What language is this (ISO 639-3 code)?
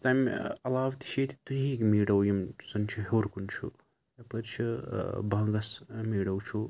kas